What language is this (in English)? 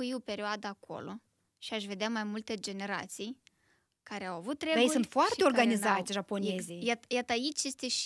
Romanian